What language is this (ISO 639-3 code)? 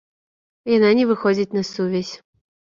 bel